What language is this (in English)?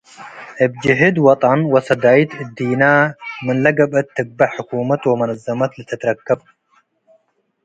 Tigre